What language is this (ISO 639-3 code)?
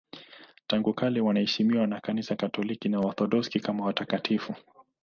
swa